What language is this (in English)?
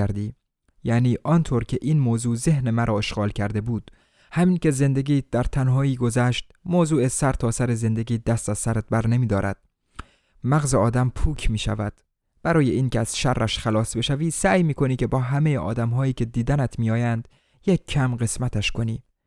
Persian